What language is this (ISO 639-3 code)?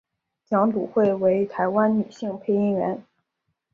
zho